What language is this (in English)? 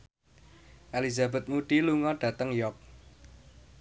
Javanese